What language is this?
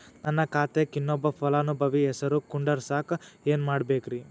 Kannada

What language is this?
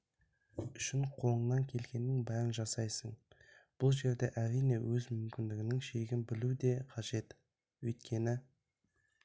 Kazakh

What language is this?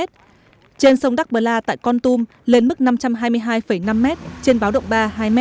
Vietnamese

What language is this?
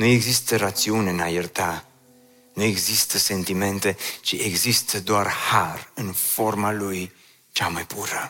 Romanian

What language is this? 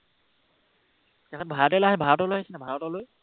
Assamese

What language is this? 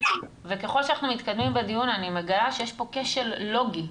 Hebrew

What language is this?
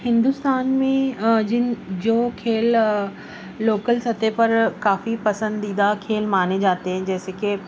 Urdu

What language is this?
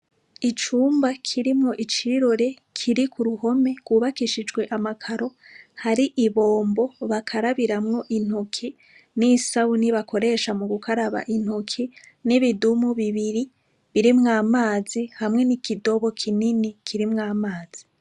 Rundi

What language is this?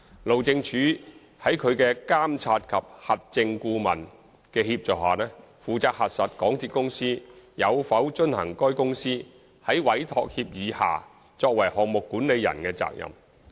Cantonese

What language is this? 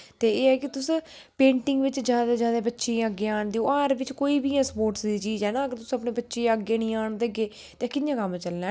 Dogri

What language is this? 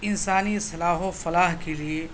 Urdu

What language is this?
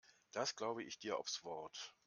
German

